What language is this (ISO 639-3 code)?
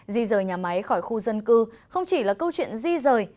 vie